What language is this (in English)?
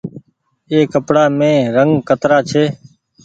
Goaria